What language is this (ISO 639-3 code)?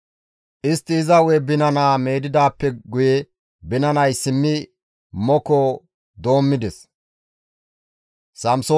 gmv